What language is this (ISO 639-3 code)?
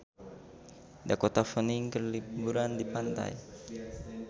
sun